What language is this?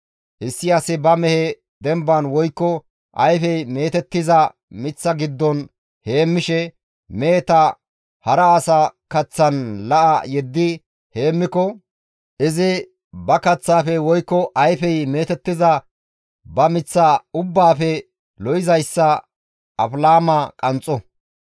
Gamo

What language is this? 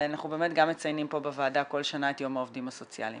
Hebrew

